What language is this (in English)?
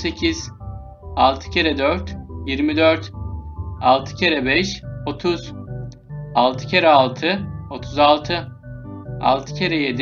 Turkish